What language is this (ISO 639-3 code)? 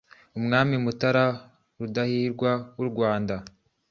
kin